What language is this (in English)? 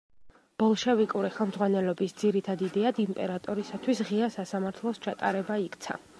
Georgian